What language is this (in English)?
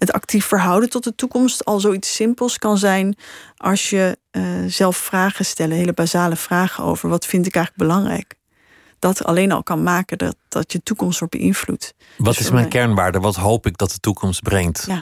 Dutch